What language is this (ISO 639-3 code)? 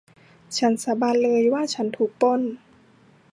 tha